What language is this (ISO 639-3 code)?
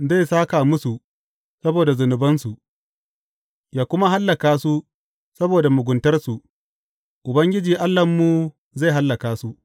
hau